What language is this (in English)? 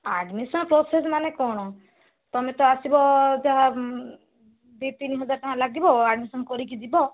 Odia